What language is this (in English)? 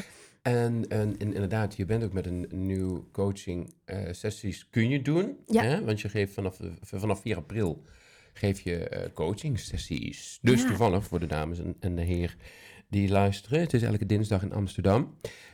Dutch